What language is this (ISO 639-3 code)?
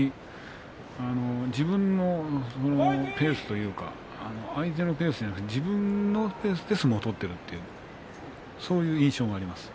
jpn